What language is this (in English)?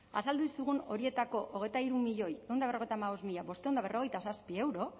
Basque